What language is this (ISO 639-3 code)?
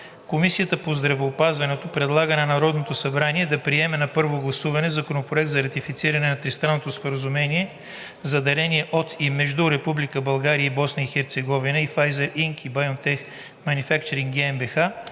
bul